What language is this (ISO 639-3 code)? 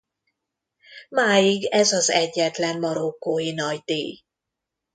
hun